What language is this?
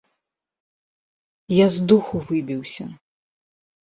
Belarusian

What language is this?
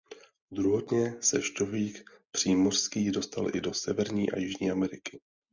Czech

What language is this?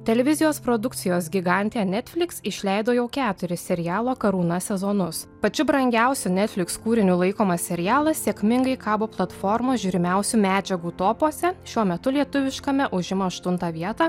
Lithuanian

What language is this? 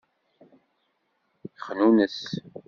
Kabyle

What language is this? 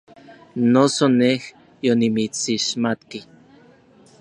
Orizaba Nahuatl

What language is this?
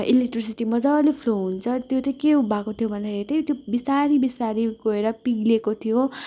Nepali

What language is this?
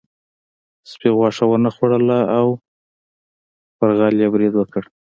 Pashto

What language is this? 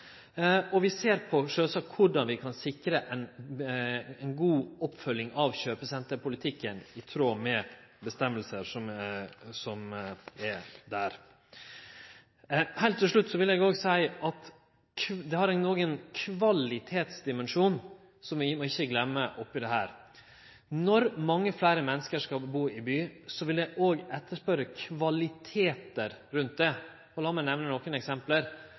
Norwegian Nynorsk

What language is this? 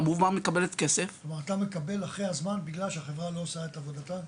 Hebrew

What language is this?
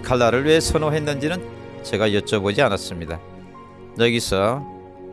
Korean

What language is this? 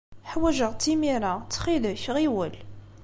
Kabyle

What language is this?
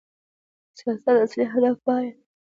Pashto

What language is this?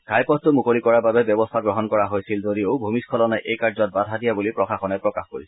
Assamese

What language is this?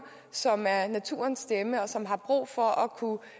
Danish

